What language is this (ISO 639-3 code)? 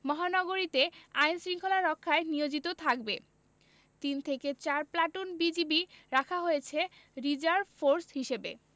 ben